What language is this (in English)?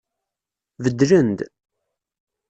Kabyle